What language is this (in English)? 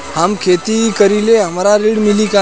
Bhojpuri